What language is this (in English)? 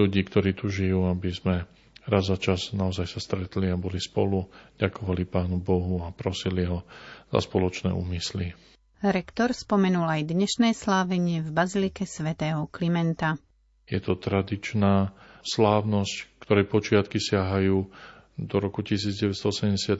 Slovak